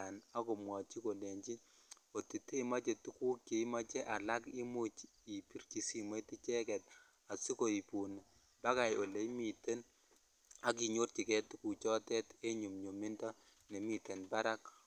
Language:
Kalenjin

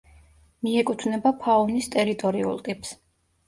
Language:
Georgian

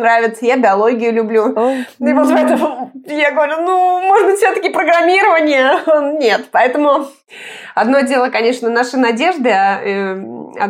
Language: Russian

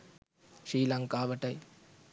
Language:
Sinhala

